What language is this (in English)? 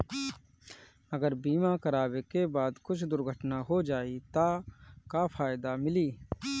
Bhojpuri